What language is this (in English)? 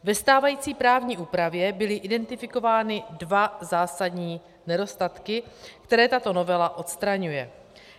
Czech